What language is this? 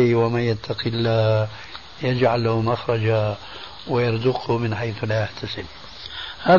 Arabic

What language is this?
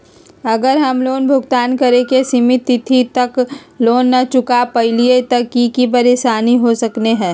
Magahi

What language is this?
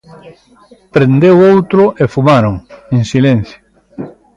Galician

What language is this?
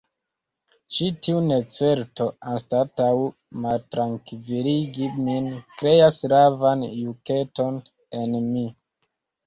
Esperanto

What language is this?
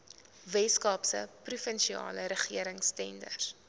Afrikaans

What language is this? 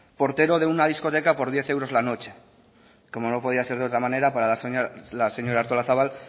Spanish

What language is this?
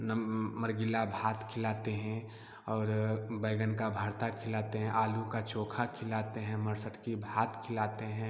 Hindi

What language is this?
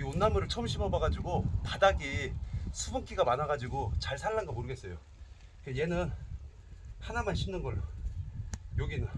Korean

